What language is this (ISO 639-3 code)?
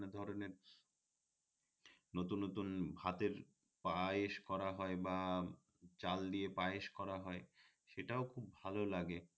ben